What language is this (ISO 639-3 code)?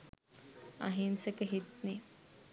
sin